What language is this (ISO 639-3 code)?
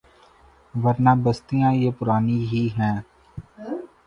urd